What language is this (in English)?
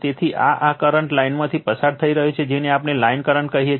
Gujarati